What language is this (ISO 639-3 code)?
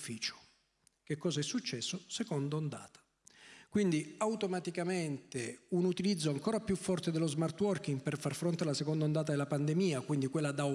ita